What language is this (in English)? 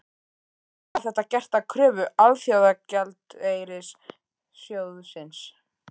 Icelandic